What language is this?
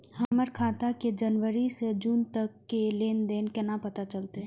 Maithili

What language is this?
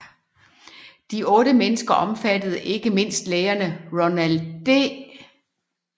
Danish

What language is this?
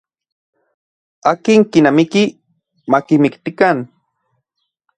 Central Puebla Nahuatl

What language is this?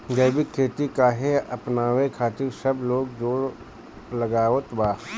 Bhojpuri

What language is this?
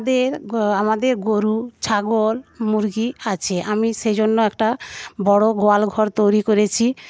Bangla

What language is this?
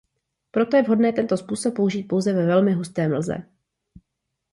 Czech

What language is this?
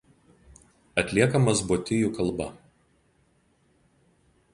Lithuanian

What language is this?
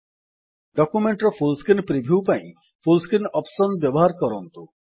Odia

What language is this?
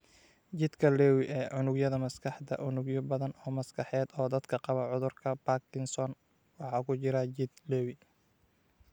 Somali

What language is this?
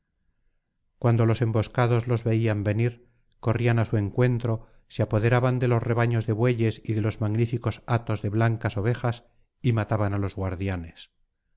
Spanish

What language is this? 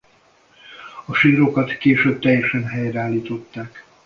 Hungarian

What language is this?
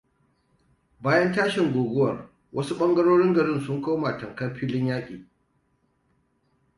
Hausa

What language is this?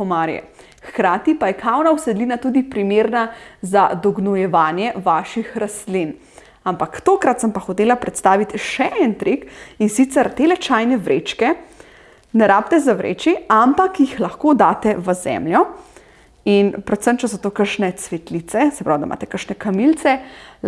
Slovenian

